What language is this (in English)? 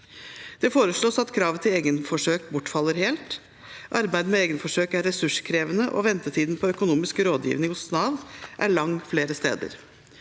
Norwegian